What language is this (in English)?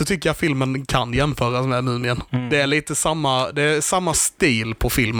Swedish